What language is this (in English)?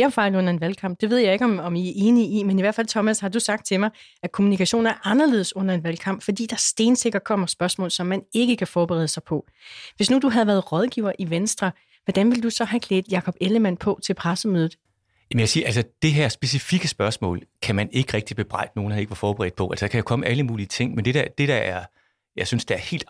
Danish